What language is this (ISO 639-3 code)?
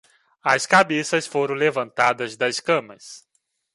por